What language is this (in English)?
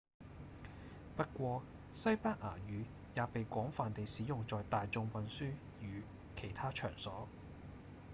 Cantonese